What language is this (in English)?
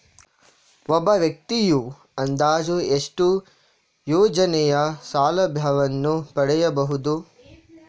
Kannada